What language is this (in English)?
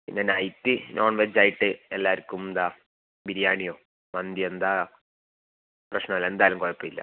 Malayalam